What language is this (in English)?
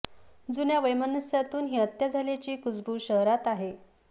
Marathi